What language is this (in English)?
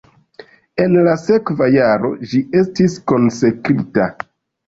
Esperanto